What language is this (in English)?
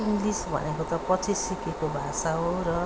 Nepali